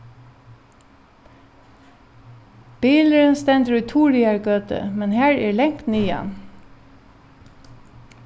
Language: Faroese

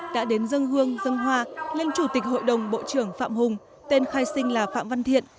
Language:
Vietnamese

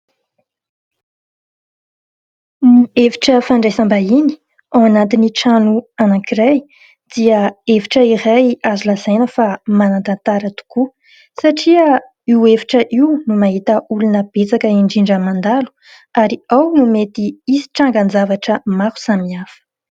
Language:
Malagasy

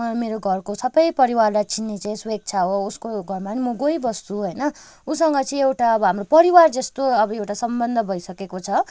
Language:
Nepali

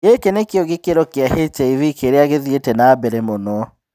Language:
Kikuyu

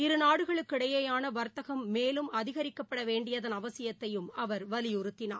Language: Tamil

